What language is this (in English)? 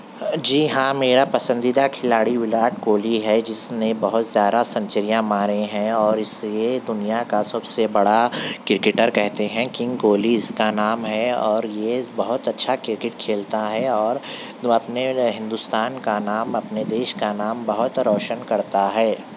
Urdu